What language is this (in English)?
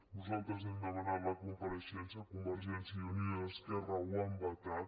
Catalan